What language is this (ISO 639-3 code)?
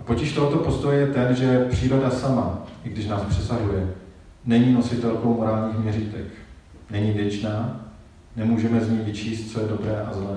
ces